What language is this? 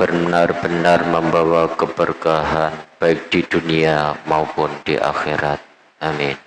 Indonesian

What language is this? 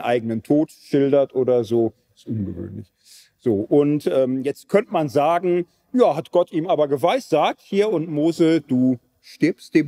German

